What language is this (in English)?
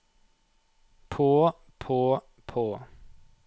Norwegian